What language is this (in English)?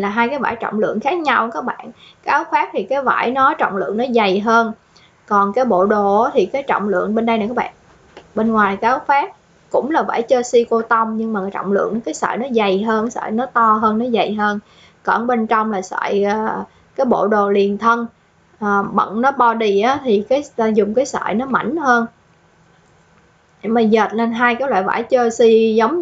Vietnamese